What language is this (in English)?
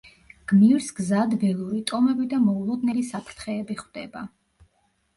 Georgian